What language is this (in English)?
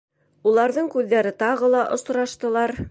Bashkir